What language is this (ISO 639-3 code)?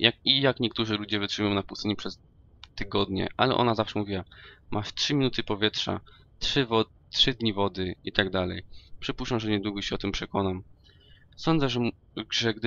pol